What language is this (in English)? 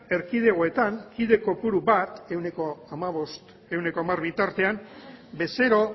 Basque